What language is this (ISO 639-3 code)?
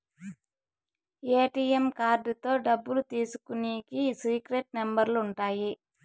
tel